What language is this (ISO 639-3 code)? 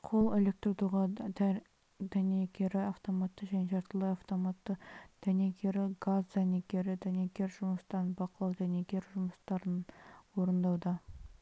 kaz